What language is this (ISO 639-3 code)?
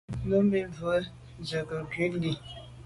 byv